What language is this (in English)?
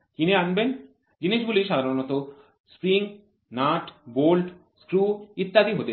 Bangla